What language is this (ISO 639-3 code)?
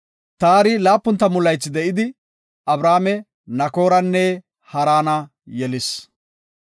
gof